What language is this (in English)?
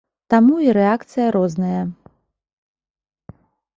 Belarusian